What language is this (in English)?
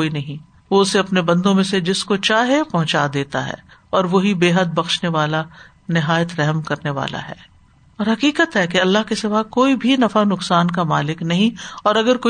Urdu